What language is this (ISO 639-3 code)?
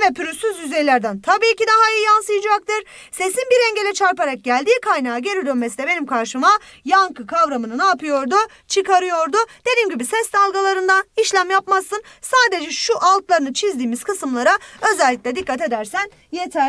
tur